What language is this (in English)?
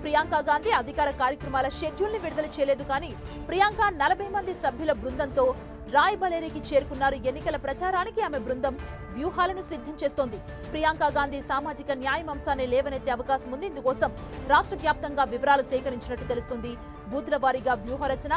Telugu